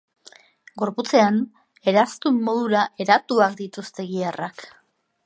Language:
Basque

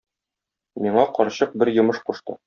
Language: Tatar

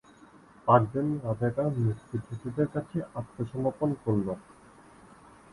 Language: Bangla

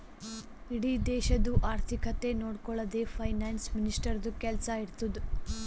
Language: Kannada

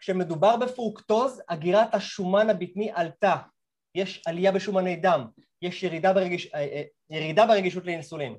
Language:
Hebrew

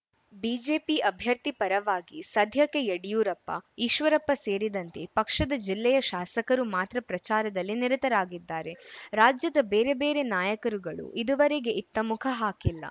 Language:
Kannada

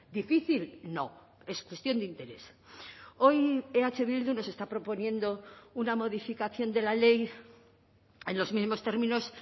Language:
Spanish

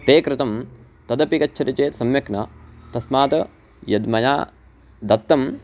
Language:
Sanskrit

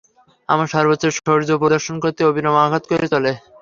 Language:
Bangla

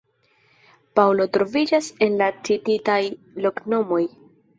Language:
Esperanto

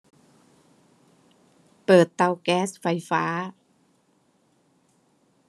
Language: Thai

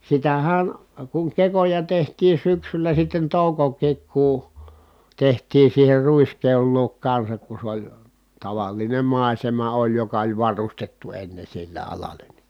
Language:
Finnish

